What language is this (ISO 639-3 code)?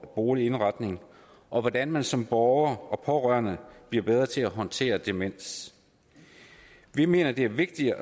dan